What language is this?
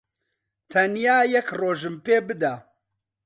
Central Kurdish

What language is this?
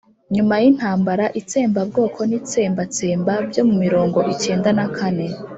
Kinyarwanda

